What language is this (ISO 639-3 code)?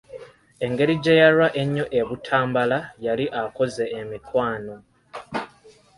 lug